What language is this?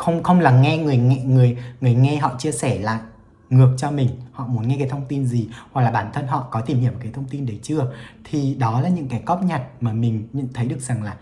Vietnamese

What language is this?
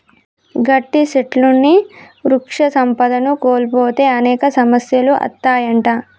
Telugu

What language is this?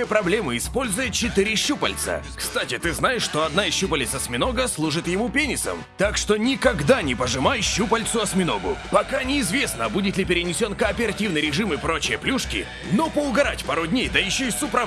Russian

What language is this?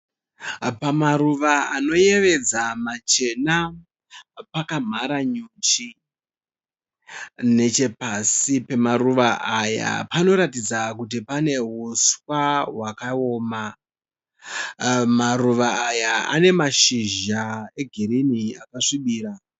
Shona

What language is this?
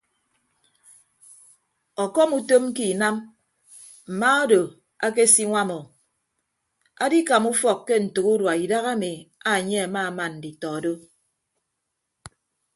Ibibio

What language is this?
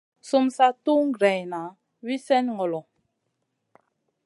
Masana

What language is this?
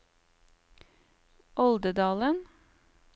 Norwegian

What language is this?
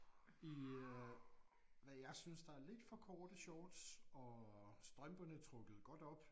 Danish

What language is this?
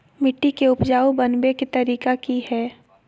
Magahi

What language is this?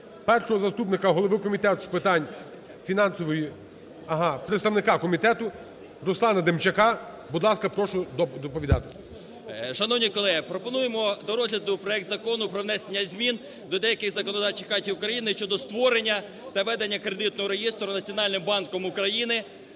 Ukrainian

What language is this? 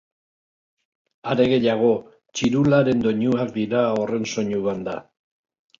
Basque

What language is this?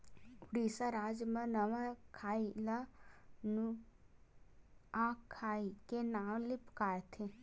Chhattisgarhi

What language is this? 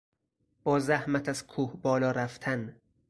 Persian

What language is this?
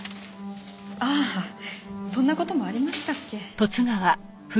Japanese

